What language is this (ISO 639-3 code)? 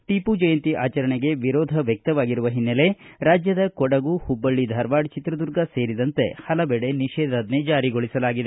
kan